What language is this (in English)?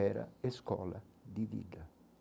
Portuguese